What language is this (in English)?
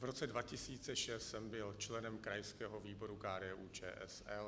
Czech